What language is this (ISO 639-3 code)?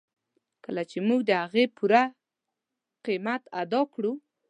pus